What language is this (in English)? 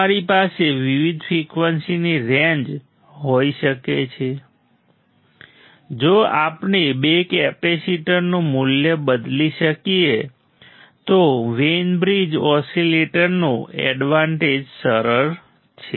Gujarati